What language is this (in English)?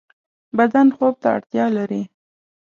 Pashto